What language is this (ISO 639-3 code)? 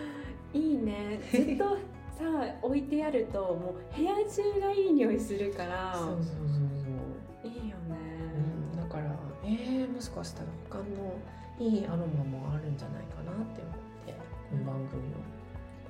jpn